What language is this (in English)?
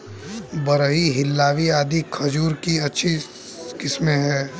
Hindi